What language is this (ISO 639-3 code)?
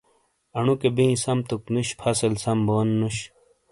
scl